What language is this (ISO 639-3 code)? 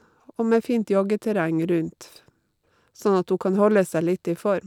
nor